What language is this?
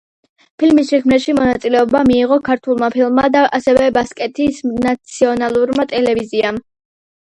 Georgian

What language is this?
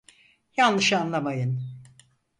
Turkish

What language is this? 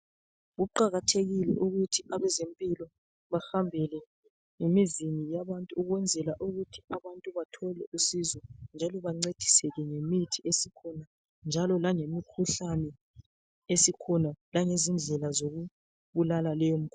North Ndebele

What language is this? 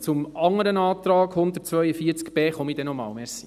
Swiss German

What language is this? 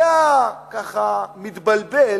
Hebrew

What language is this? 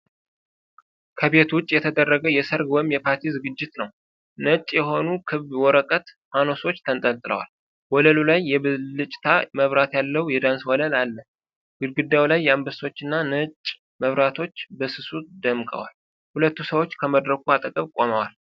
Amharic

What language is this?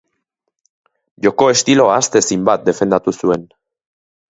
Basque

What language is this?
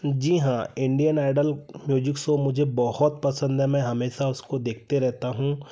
Hindi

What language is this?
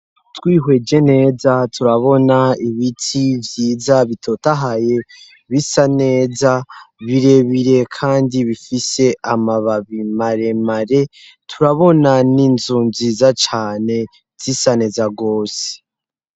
Rundi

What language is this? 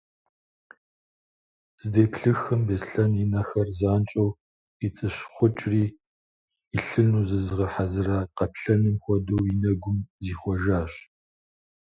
Kabardian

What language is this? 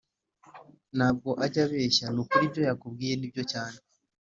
Kinyarwanda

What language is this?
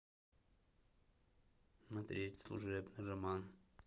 Russian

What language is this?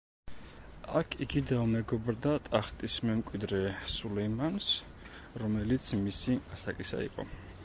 Georgian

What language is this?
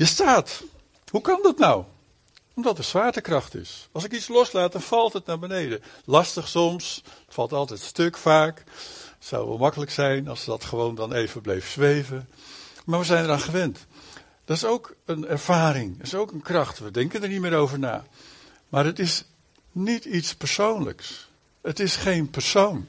Dutch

